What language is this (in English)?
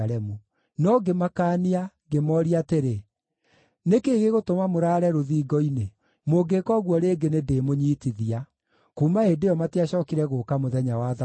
Kikuyu